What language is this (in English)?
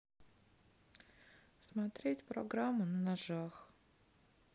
Russian